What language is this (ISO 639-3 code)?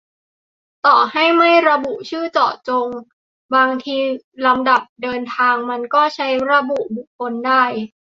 tha